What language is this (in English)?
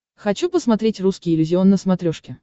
Russian